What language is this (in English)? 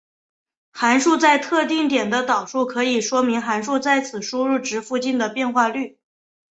Chinese